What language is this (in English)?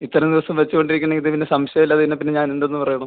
Malayalam